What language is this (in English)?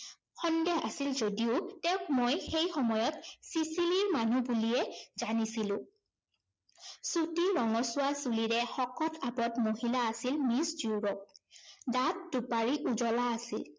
Assamese